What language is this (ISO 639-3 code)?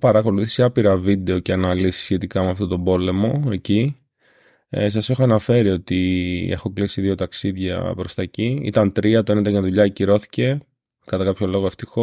ell